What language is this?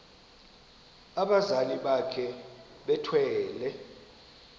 Xhosa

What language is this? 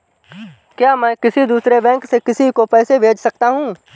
Hindi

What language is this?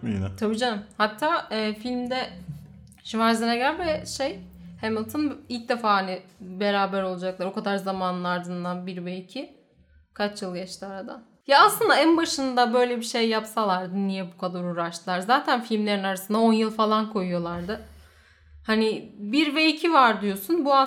Turkish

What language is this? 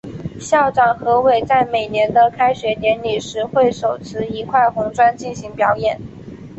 Chinese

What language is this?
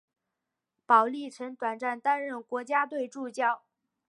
Chinese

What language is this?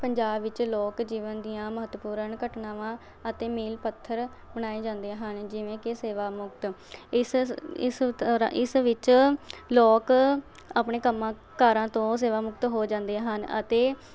Punjabi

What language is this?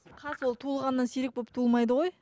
Kazakh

